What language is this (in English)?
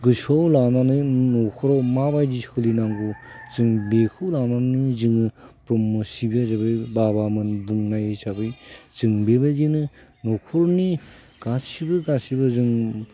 Bodo